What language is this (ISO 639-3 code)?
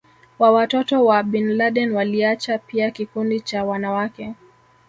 swa